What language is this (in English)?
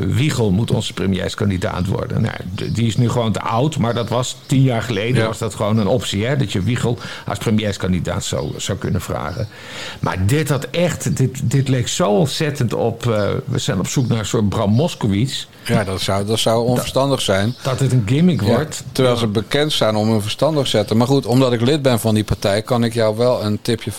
Dutch